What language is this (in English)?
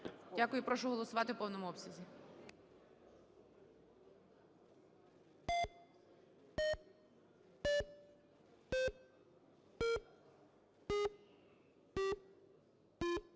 Ukrainian